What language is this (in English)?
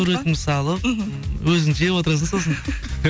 Kazakh